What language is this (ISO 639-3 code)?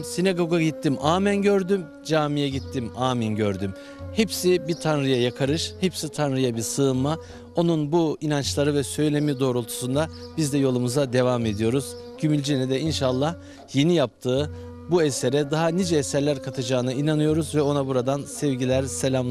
tur